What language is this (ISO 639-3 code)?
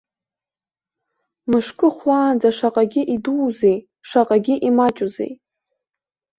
abk